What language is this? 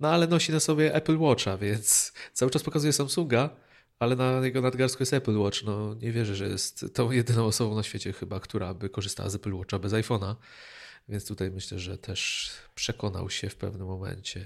Polish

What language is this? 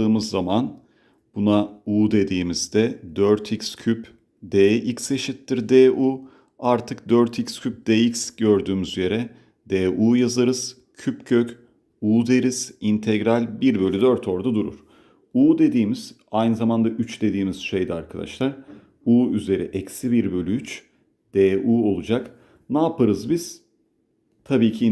Turkish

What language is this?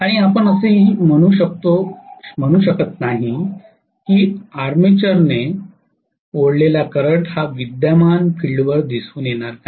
Marathi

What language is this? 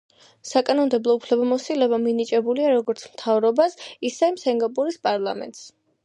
Georgian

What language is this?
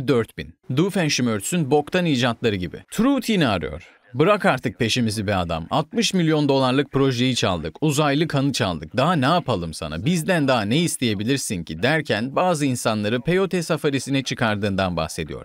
Turkish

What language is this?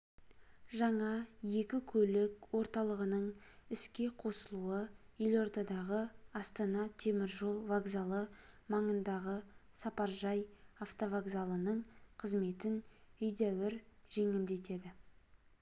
Kazakh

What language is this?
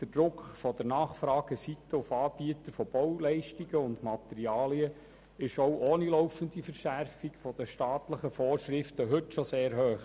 Swiss German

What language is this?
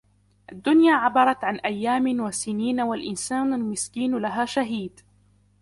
Arabic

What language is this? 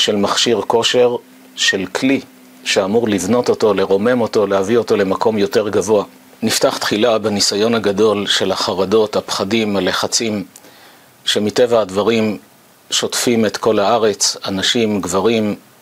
Hebrew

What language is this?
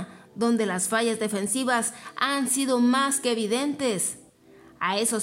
Spanish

